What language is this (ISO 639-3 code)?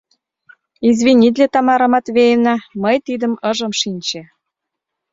chm